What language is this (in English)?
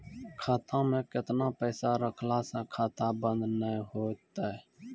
Maithili